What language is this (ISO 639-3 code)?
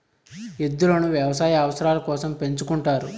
tel